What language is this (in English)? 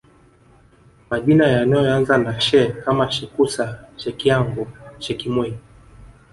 Swahili